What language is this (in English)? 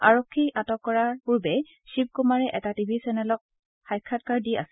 Assamese